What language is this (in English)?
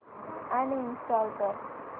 Marathi